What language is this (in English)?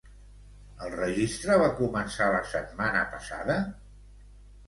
Catalan